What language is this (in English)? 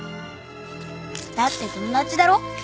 Japanese